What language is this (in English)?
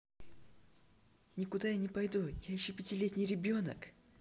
Russian